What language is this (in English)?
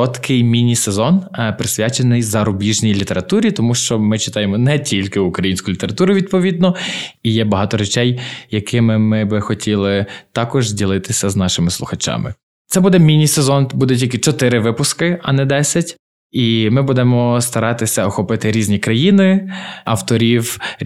Ukrainian